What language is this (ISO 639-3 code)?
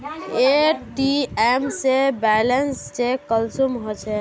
mag